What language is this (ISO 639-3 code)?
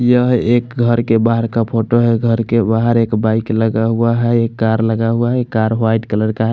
hin